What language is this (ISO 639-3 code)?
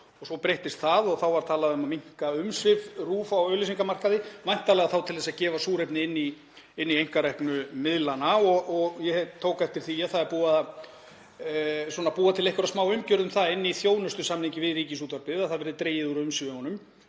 isl